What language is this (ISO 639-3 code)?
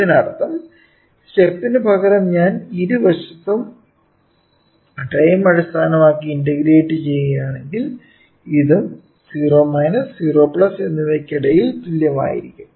mal